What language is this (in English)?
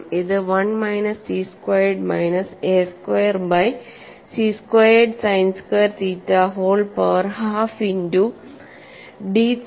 Malayalam